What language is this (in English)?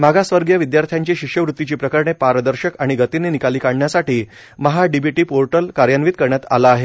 Marathi